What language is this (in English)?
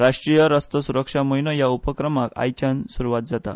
Konkani